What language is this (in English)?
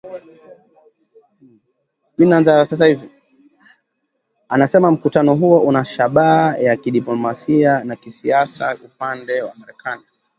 Swahili